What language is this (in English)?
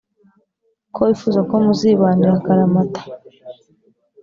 Kinyarwanda